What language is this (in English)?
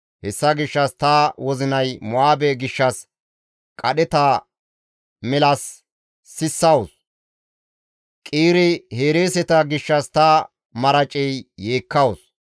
Gamo